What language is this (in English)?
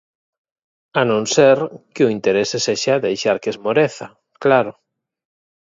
Galician